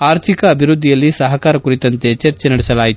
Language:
Kannada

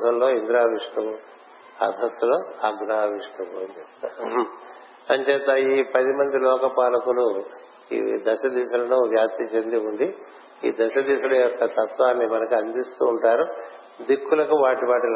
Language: Telugu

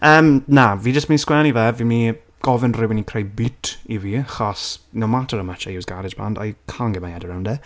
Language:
Welsh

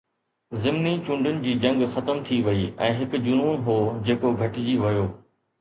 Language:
Sindhi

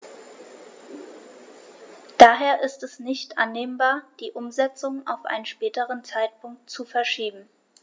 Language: German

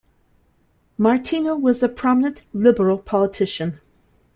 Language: English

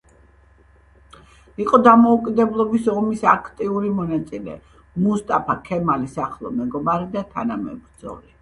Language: Georgian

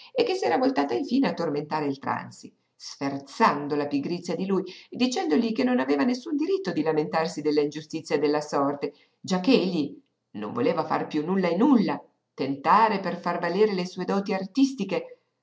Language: Italian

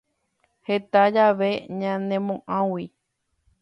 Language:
Guarani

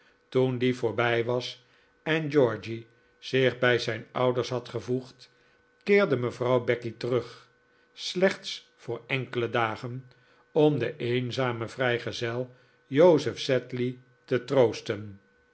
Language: Dutch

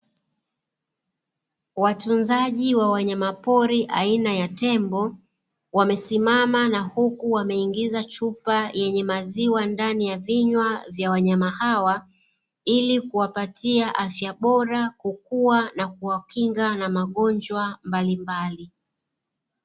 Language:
Swahili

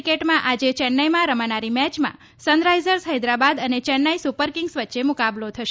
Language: Gujarati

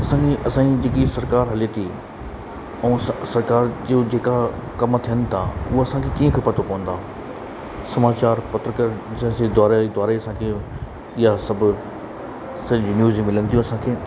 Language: Sindhi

